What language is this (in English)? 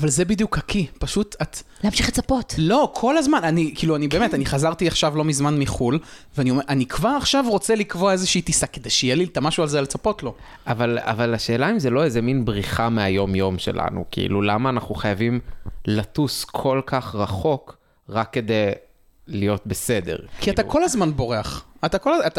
Hebrew